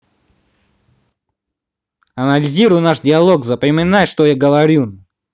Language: Russian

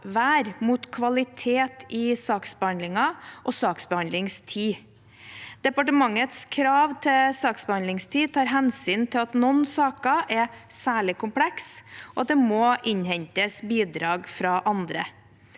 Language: Norwegian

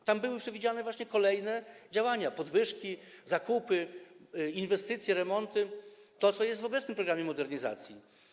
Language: Polish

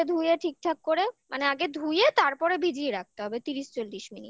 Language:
Bangla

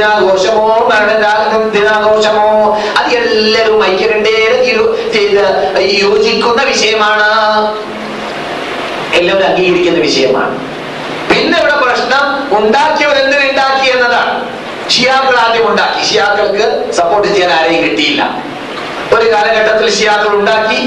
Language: Malayalam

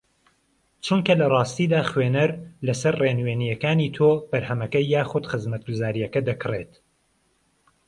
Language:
Central Kurdish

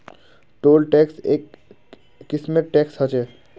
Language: Magahi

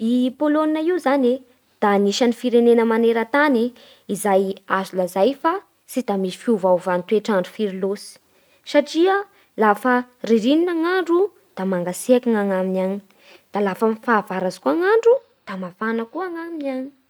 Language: Bara Malagasy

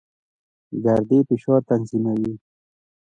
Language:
Pashto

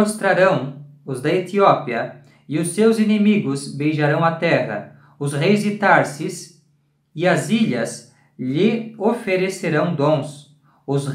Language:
Portuguese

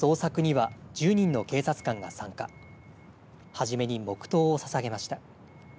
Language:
Japanese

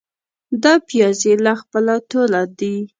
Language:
Pashto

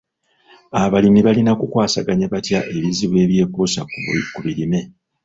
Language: Ganda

